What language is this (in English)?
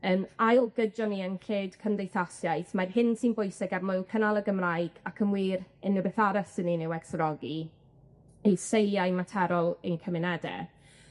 Welsh